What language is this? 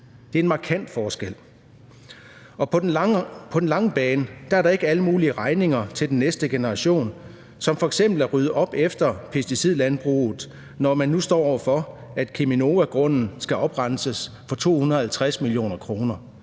Danish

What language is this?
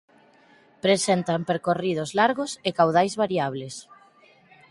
Galician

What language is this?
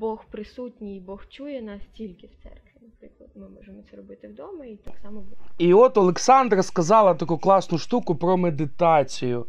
Ukrainian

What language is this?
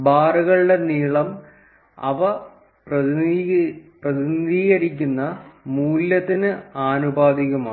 Malayalam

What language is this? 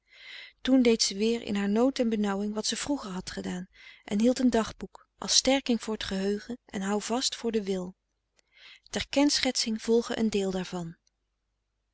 Dutch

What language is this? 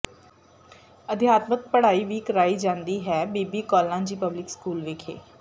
Punjabi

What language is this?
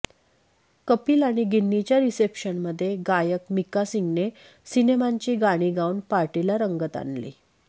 Marathi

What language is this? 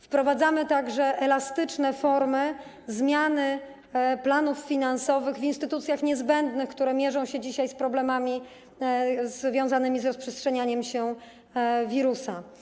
Polish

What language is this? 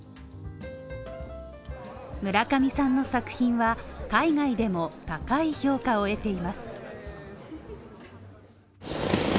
Japanese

